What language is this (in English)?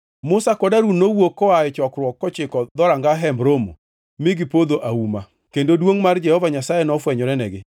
Luo (Kenya and Tanzania)